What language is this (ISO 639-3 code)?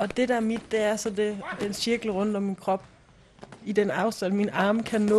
dan